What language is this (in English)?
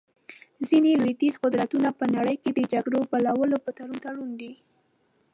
Pashto